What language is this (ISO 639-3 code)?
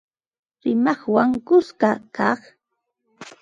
qva